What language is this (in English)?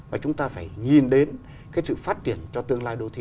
Vietnamese